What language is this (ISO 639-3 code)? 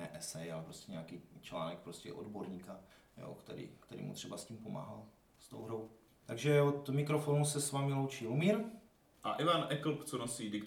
ces